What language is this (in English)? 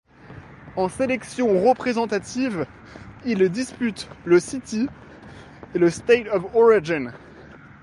French